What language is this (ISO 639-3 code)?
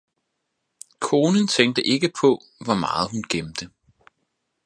dan